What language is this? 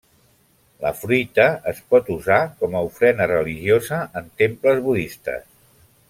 Catalan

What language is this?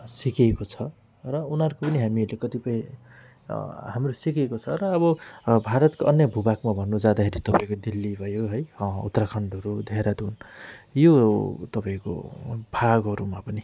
Nepali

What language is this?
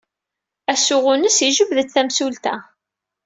Kabyle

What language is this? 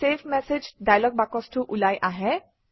Assamese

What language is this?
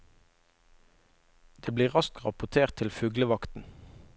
Norwegian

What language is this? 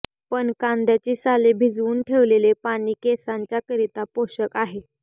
Marathi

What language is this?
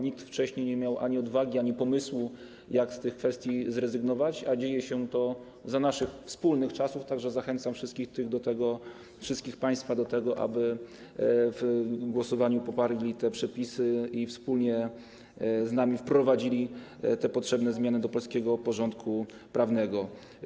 Polish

